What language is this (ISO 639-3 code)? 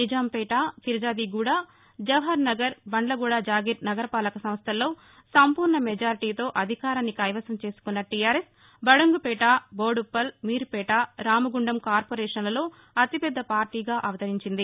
tel